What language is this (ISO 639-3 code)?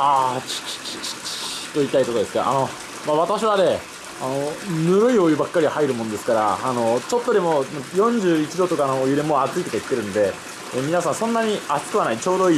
jpn